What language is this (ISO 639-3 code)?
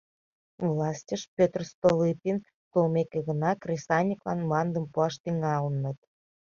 chm